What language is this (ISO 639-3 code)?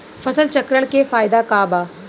bho